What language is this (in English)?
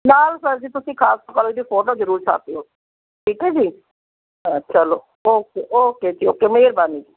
Punjabi